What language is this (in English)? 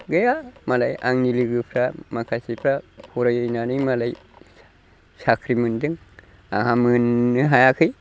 Bodo